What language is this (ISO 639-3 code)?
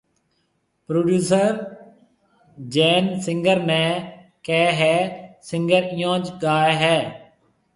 mve